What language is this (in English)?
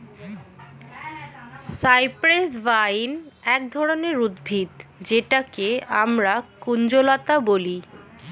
Bangla